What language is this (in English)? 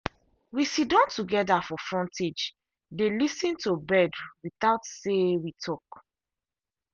Nigerian Pidgin